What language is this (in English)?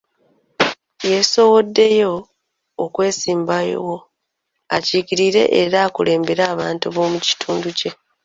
Ganda